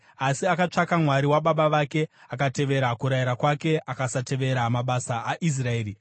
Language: Shona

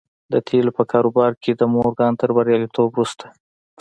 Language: Pashto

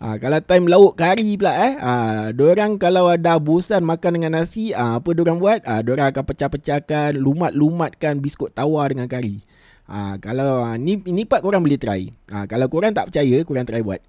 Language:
Malay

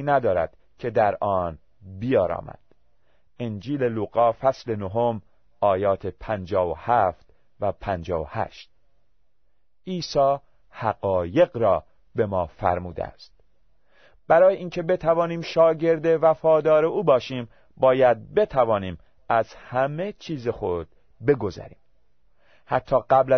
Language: Persian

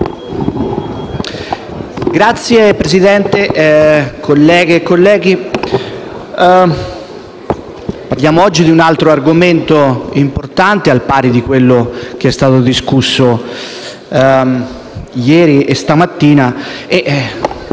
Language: Italian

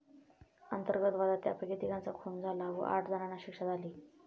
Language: Marathi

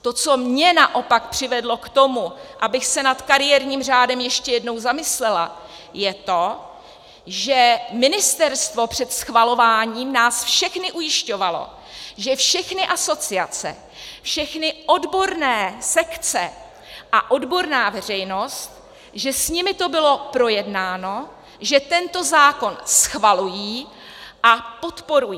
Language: Czech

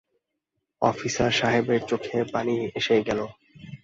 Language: Bangla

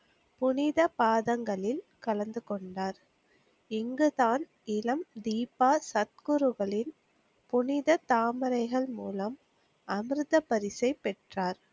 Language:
Tamil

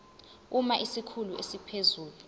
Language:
Zulu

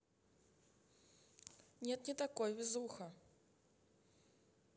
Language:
Russian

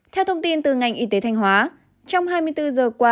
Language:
Vietnamese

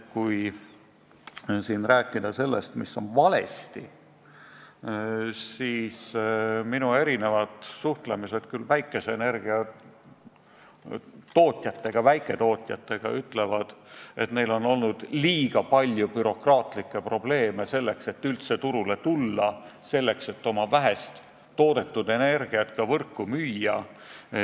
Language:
Estonian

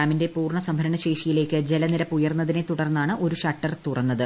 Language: Malayalam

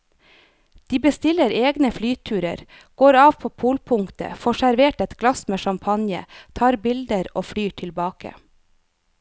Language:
Norwegian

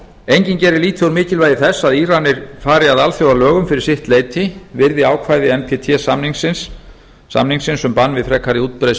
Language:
Icelandic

